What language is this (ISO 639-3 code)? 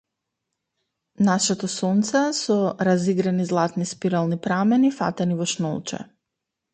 mkd